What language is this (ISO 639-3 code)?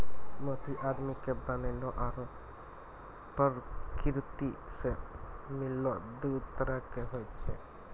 mai